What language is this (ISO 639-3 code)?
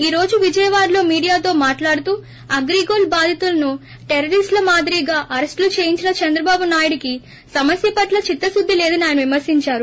tel